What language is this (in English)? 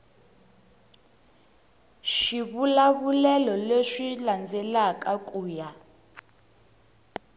Tsonga